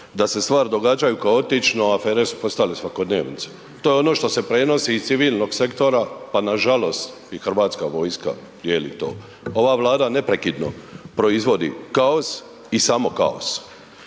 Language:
Croatian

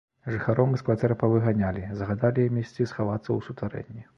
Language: Belarusian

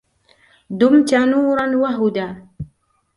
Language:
Arabic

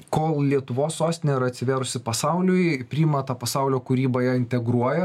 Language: Lithuanian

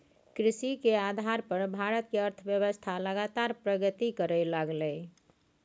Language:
Maithili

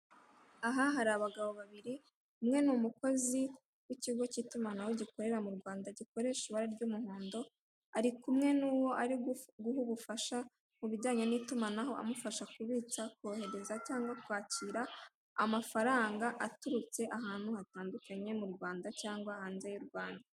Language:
Kinyarwanda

